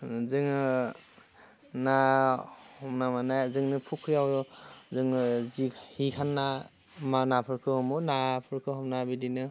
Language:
Bodo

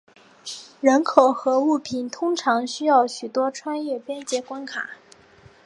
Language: Chinese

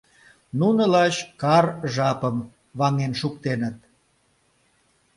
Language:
Mari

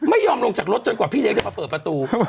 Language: Thai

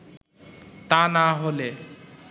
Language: Bangla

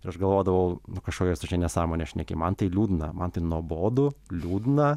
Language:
Lithuanian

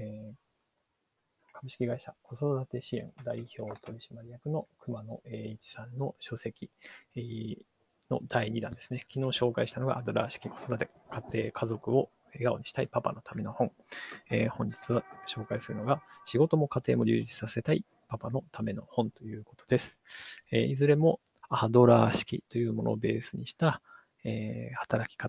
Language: Japanese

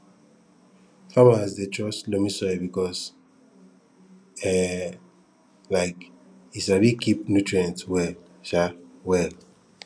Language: Nigerian Pidgin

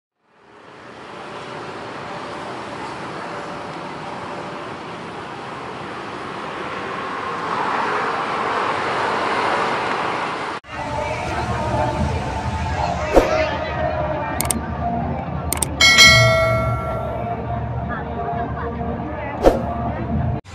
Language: Indonesian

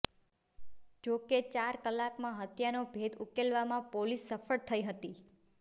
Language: Gujarati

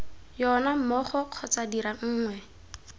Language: Tswana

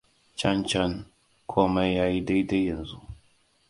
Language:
Hausa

